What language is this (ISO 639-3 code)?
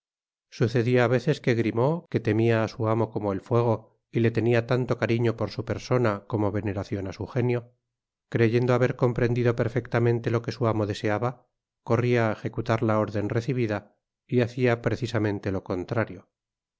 spa